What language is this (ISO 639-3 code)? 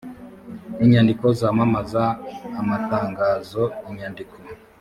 kin